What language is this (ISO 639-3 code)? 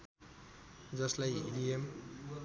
nep